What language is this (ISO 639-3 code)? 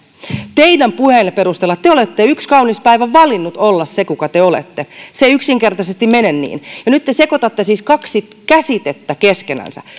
fin